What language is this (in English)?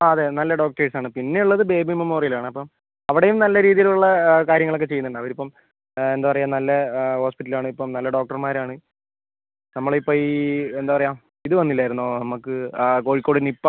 Malayalam